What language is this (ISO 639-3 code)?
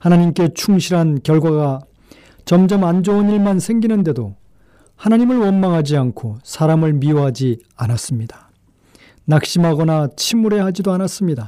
kor